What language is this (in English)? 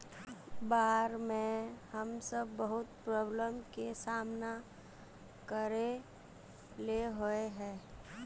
Magahi